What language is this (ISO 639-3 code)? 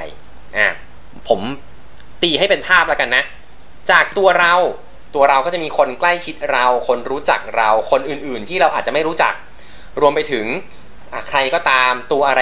tha